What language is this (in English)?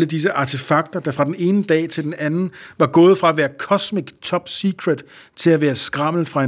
Danish